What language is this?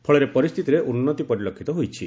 Odia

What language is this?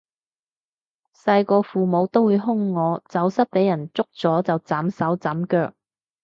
Cantonese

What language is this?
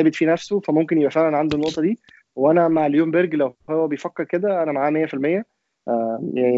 Arabic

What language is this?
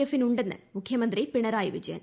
Malayalam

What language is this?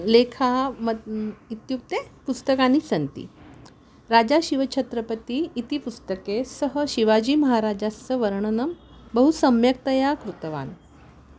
Sanskrit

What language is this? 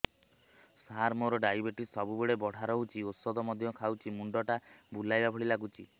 Odia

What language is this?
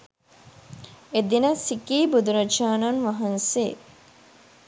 Sinhala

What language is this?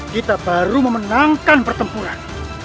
Indonesian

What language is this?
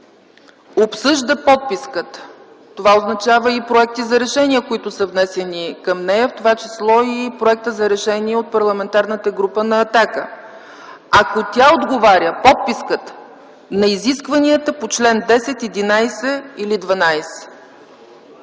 Bulgarian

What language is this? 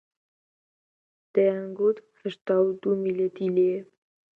Central Kurdish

